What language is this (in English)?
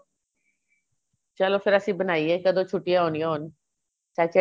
Punjabi